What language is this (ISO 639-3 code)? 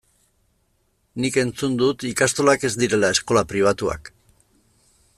eus